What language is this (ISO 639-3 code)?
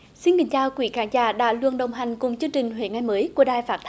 vie